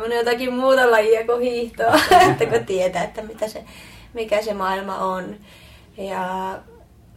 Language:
Finnish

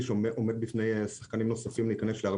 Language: Hebrew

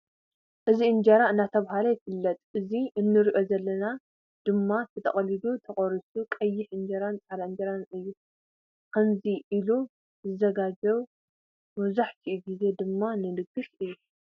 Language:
Tigrinya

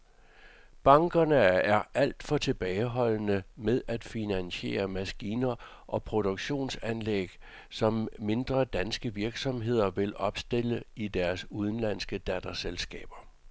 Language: Danish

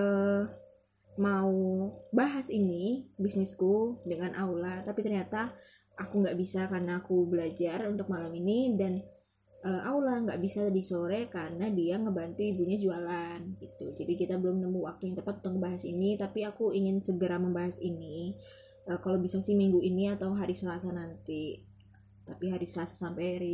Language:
Indonesian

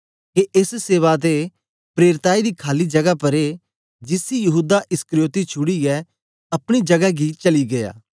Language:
Dogri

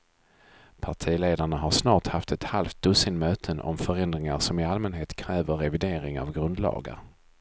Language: Swedish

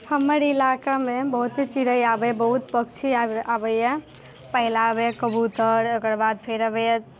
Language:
Maithili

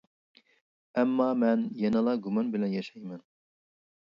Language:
Uyghur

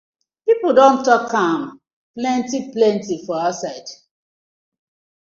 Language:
Nigerian Pidgin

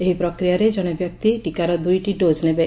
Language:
Odia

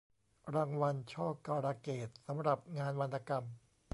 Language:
Thai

